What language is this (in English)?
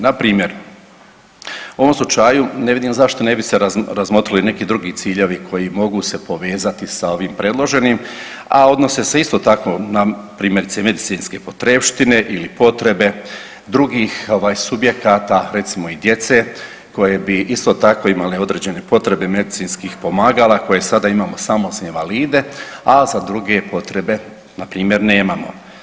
Croatian